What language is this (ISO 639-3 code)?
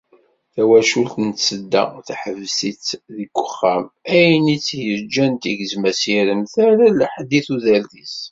kab